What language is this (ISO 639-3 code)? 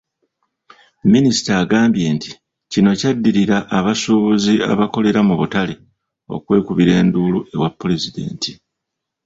lug